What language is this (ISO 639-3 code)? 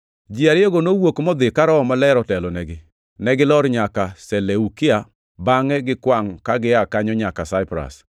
luo